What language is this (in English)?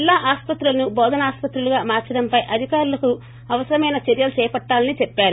Telugu